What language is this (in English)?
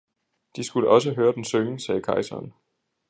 Danish